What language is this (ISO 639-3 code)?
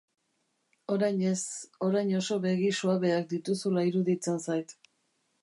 eus